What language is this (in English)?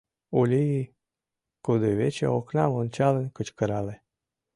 Mari